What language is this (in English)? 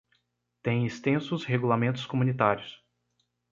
Portuguese